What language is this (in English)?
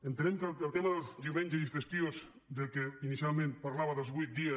Catalan